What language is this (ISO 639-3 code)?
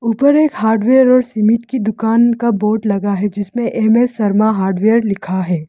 hin